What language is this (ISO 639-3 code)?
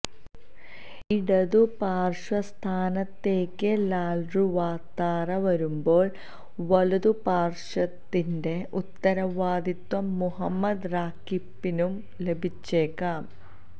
mal